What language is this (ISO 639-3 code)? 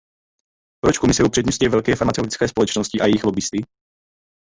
ces